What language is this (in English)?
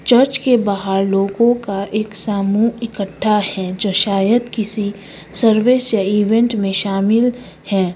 Hindi